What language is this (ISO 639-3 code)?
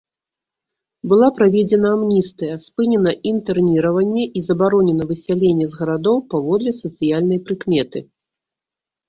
bel